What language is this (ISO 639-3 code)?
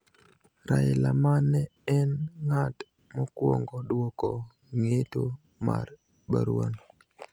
luo